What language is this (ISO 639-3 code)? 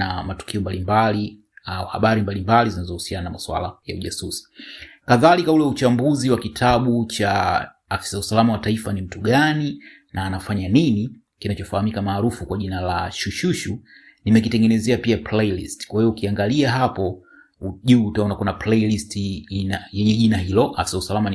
swa